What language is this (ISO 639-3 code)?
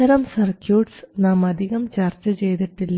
mal